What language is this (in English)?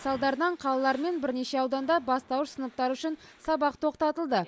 Kazakh